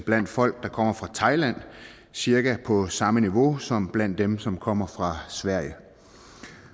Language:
Danish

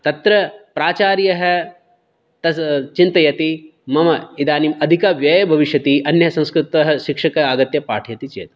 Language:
Sanskrit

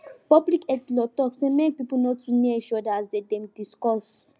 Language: Nigerian Pidgin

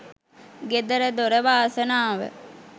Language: Sinhala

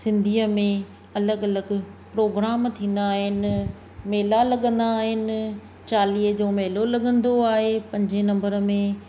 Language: Sindhi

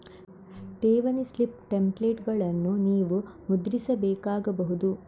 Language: Kannada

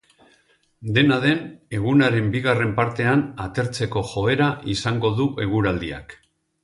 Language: Basque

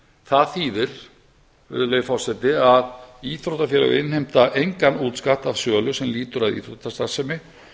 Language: Icelandic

